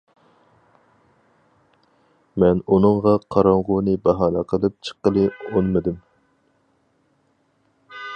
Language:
Uyghur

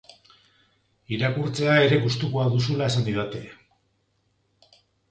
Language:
Basque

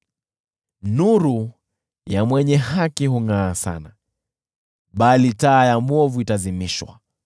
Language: Swahili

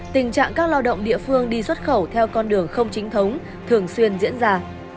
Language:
Vietnamese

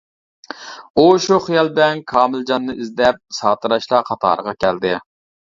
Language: Uyghur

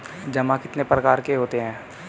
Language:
Hindi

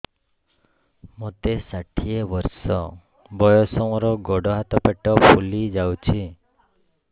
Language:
Odia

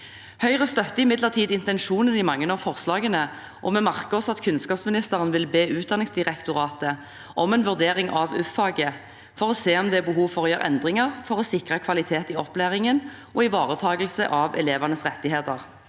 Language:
Norwegian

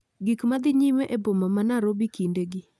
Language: Luo (Kenya and Tanzania)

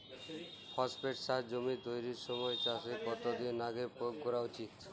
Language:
Bangla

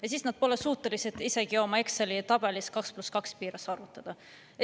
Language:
Estonian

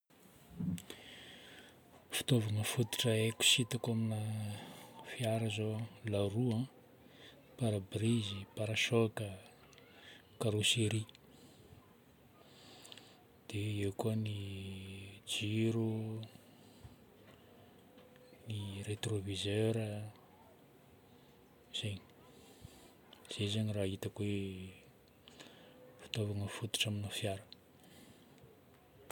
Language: Northern Betsimisaraka Malagasy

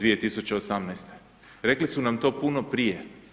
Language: Croatian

